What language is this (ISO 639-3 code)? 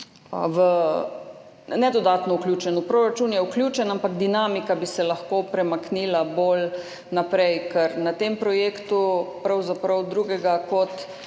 slv